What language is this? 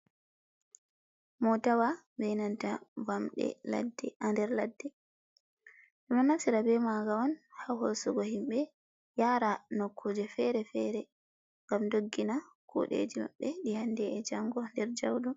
Fula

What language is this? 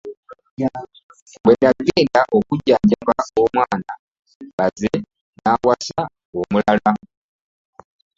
Ganda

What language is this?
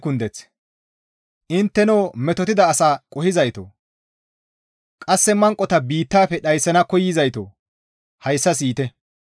Gamo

